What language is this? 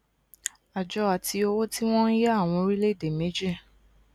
Yoruba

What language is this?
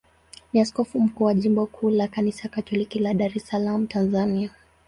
Swahili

